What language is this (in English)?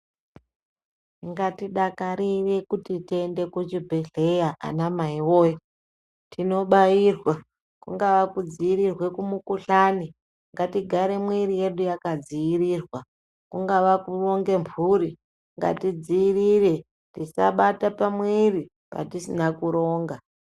Ndau